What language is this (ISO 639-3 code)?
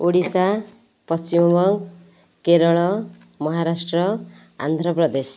ori